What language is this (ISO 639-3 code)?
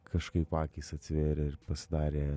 lit